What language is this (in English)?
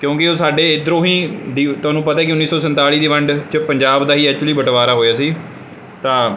Punjabi